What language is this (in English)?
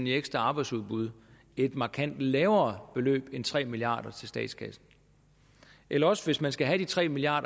Danish